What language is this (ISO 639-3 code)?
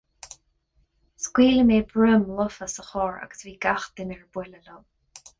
gle